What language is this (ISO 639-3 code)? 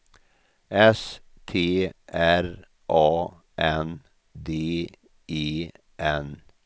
swe